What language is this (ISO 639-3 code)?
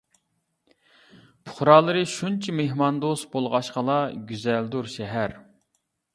uig